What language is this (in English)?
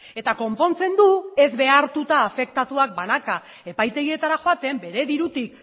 Basque